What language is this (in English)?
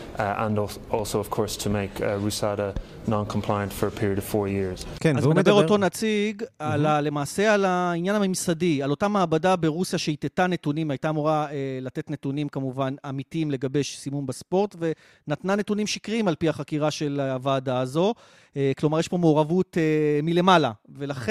Hebrew